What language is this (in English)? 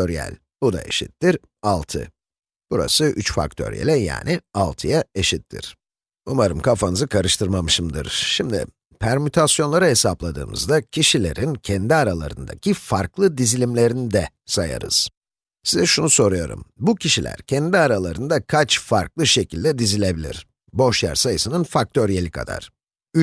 Turkish